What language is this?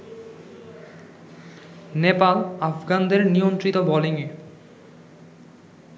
Bangla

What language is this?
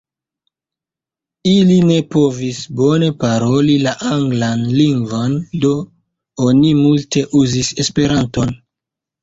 Esperanto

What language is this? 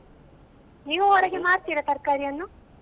Kannada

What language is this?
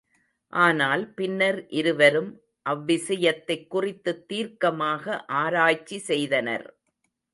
Tamil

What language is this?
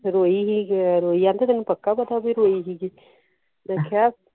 Punjabi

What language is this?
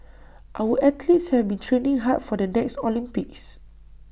English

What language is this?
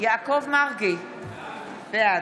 Hebrew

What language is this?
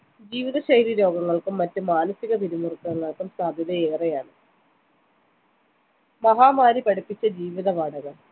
Malayalam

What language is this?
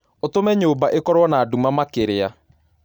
Kikuyu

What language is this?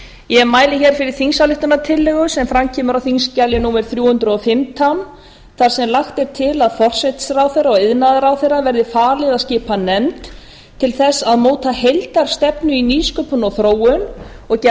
Icelandic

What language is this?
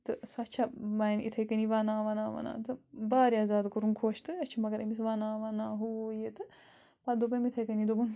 Kashmiri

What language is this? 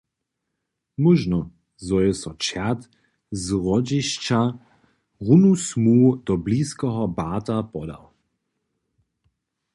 Upper Sorbian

